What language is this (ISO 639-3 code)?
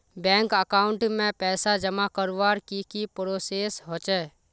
mag